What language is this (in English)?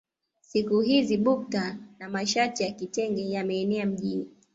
Swahili